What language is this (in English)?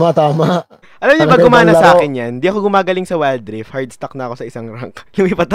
Filipino